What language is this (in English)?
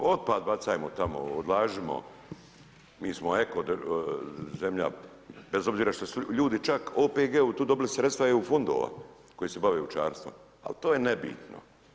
Croatian